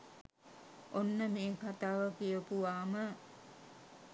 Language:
Sinhala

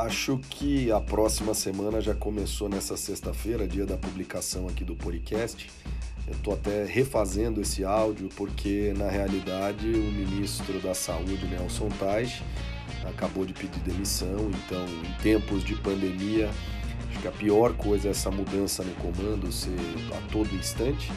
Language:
Portuguese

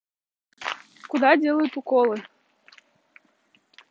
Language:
Russian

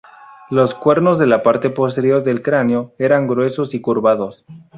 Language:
Spanish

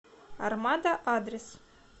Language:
Russian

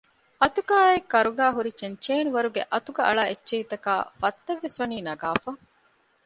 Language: Divehi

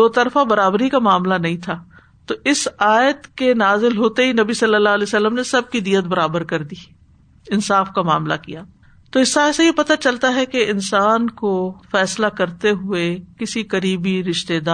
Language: Urdu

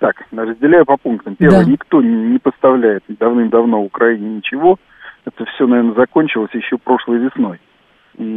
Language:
Russian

